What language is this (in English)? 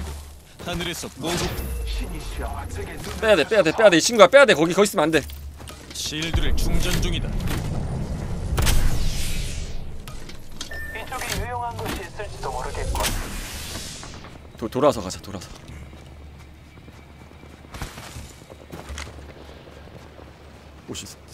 Korean